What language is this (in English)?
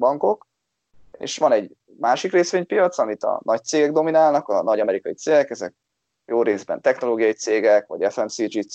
Hungarian